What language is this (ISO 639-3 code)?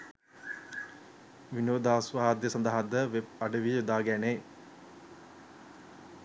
sin